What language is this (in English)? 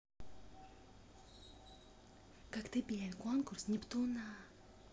Russian